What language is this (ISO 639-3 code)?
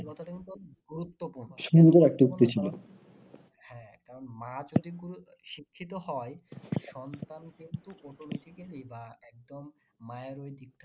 ben